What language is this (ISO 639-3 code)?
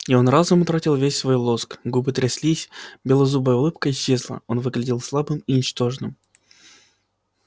rus